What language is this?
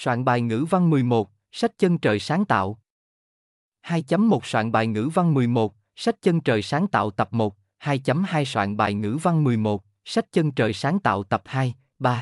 Vietnamese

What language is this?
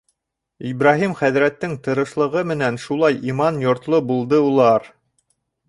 Bashkir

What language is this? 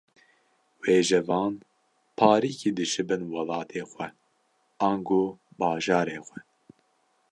Kurdish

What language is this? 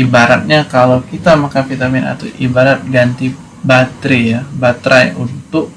Indonesian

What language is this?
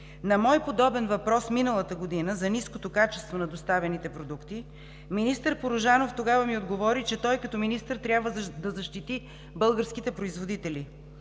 Bulgarian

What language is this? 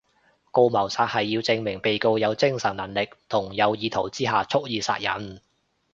Cantonese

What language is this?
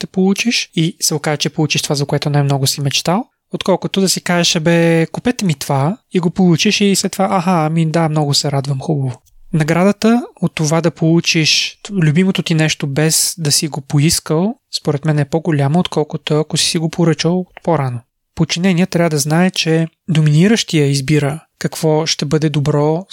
Bulgarian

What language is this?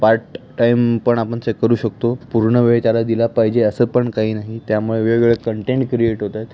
Marathi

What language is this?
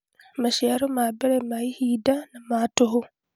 Kikuyu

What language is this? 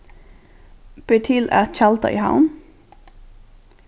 Faroese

